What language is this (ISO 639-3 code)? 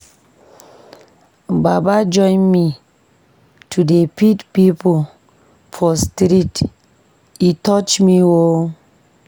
pcm